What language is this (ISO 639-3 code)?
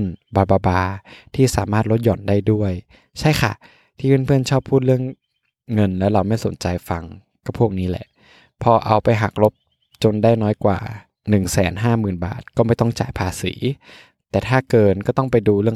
tha